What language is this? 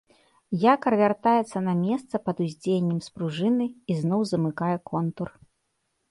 Belarusian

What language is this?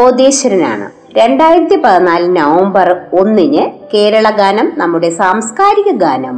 Malayalam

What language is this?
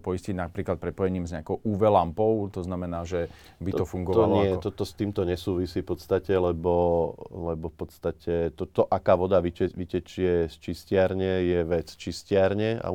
Slovak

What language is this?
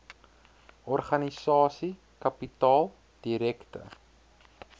Afrikaans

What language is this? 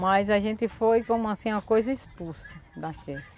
Portuguese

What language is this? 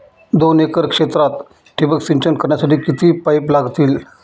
Marathi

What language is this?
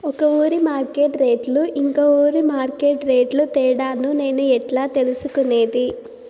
Telugu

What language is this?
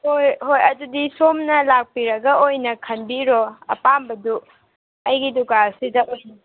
Manipuri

